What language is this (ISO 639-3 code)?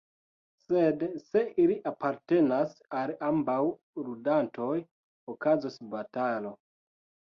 epo